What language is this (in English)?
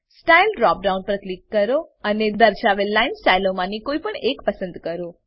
Gujarati